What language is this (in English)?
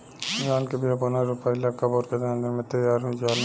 Bhojpuri